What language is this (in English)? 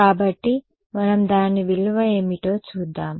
Telugu